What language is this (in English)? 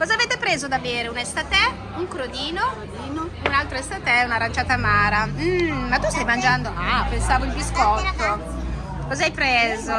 Italian